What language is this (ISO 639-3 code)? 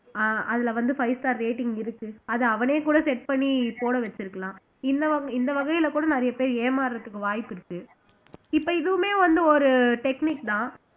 tam